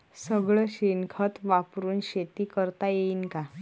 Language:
Marathi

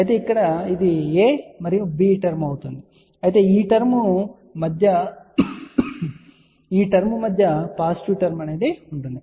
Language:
Telugu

